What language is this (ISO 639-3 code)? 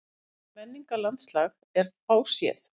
isl